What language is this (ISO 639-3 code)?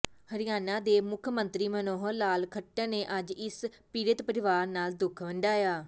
pan